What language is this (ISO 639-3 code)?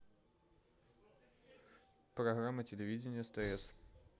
rus